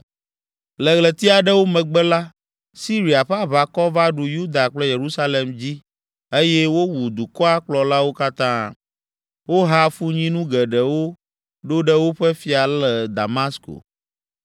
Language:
Ewe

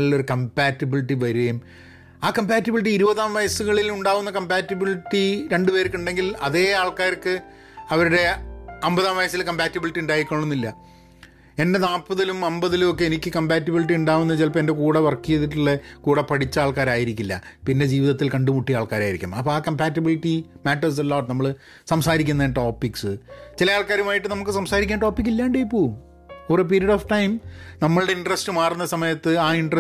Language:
Malayalam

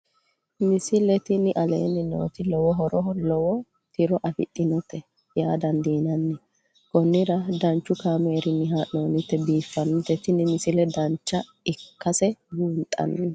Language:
Sidamo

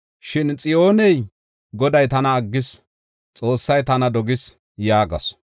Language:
Gofa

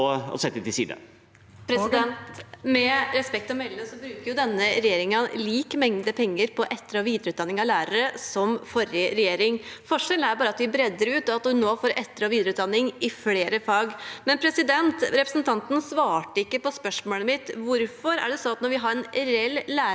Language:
Norwegian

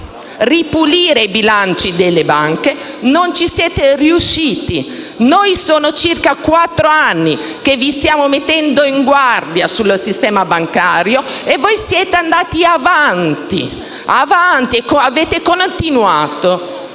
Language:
Italian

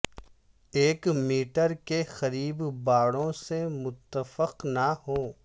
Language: Urdu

